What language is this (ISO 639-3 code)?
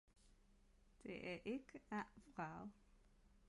dan